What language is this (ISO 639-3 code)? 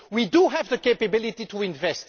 eng